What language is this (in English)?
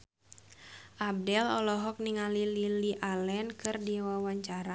Sundanese